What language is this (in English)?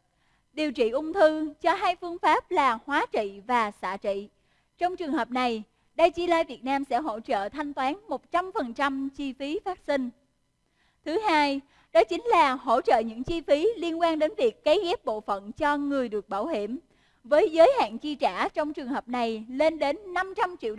Vietnamese